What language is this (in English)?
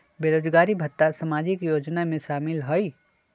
Magahi